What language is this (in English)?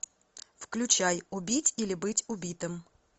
Russian